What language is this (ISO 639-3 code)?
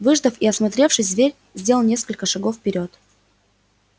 rus